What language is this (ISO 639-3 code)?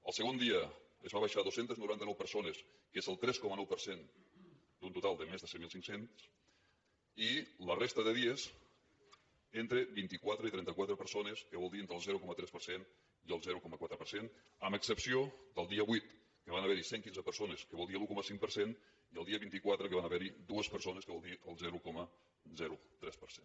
cat